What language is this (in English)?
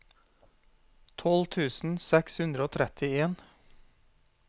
Norwegian